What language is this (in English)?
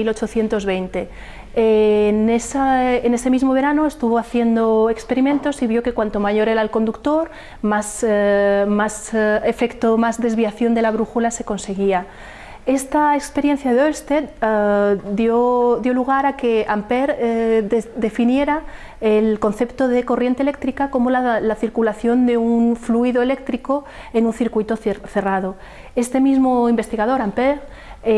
Spanish